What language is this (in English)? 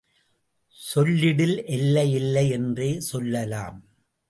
Tamil